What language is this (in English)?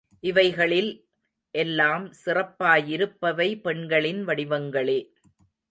Tamil